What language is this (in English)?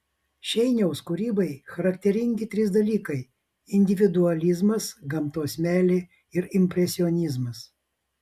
Lithuanian